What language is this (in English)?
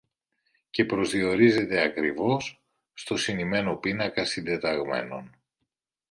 Greek